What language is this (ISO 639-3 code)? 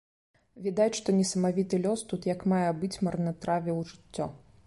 bel